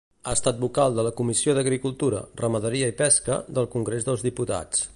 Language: Catalan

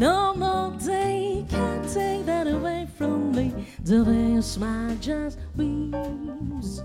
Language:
Hungarian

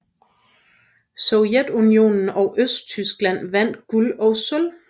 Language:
Danish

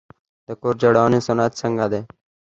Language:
Pashto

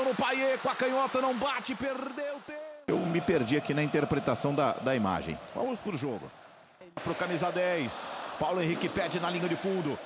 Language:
Portuguese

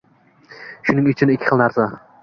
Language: Uzbek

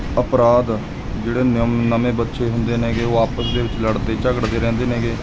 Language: Punjabi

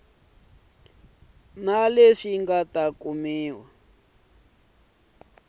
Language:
Tsonga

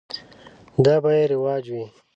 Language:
Pashto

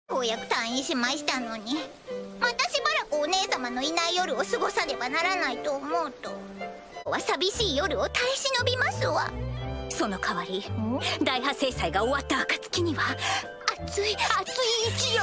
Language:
Japanese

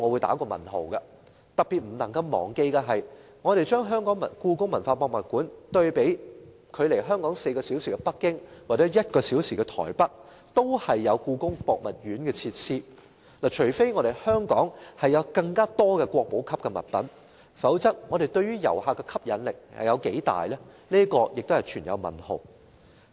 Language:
Cantonese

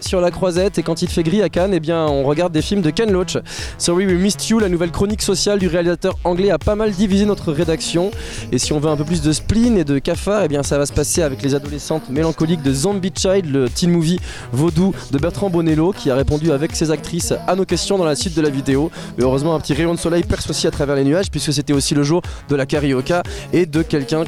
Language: French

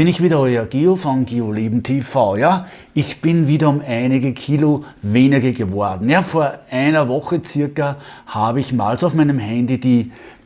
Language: German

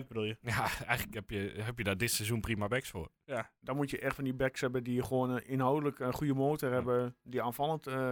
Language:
Dutch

